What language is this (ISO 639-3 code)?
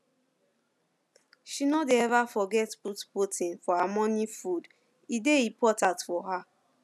pcm